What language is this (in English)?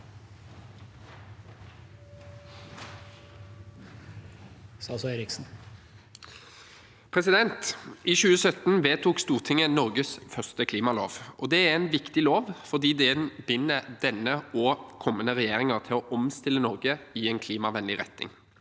Norwegian